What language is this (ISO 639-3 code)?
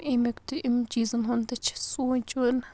kas